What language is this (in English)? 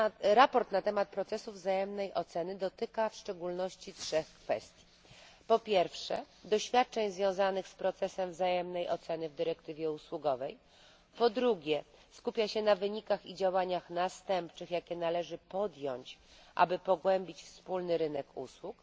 Polish